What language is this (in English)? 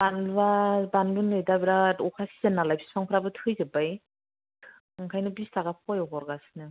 Bodo